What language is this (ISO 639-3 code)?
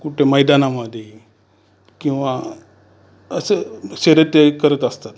mar